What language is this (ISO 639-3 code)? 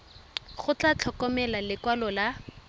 tsn